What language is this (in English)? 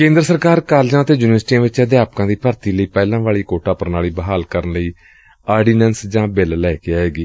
Punjabi